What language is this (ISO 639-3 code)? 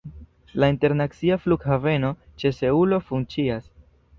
epo